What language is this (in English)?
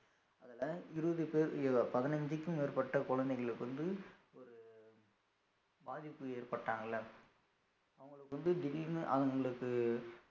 Tamil